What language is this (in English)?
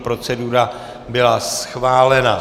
Czech